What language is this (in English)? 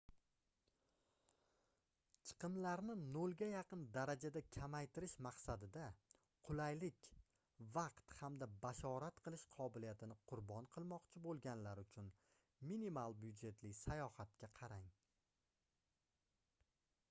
Uzbek